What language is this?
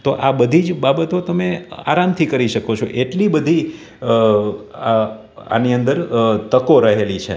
Gujarati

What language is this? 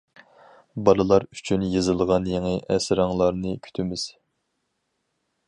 Uyghur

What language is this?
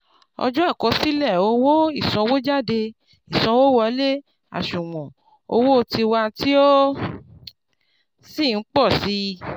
Yoruba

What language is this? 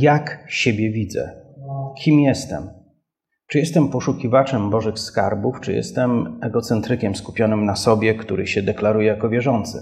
Polish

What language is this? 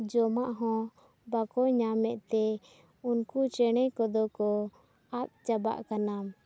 Santali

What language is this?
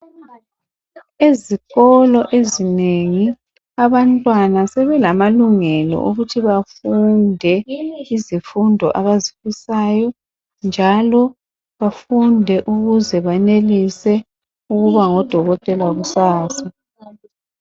North Ndebele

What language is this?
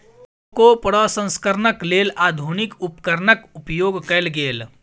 Maithili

